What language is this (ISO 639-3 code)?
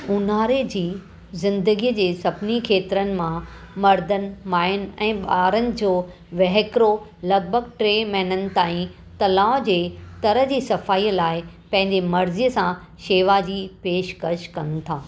snd